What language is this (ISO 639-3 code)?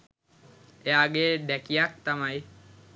sin